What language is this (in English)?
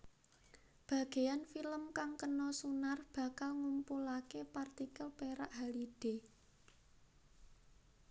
Javanese